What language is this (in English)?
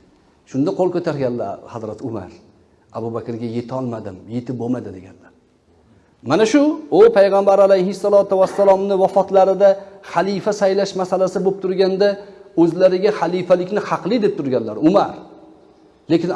Uzbek